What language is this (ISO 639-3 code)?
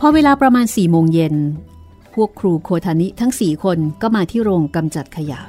tha